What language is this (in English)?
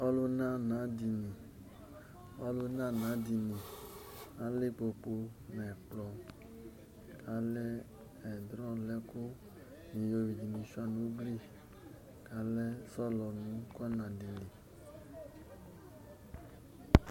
Ikposo